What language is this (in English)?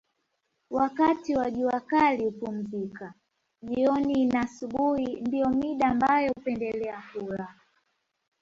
Swahili